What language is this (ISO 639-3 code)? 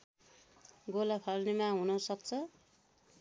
nep